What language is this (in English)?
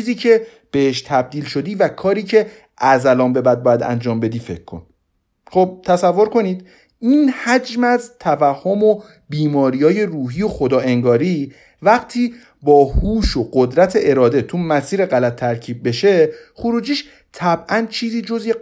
Persian